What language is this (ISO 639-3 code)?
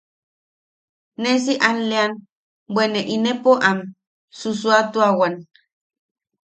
yaq